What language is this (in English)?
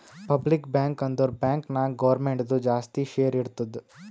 Kannada